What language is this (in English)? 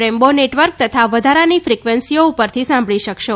Gujarati